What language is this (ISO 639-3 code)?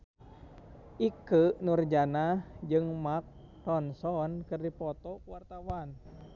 sun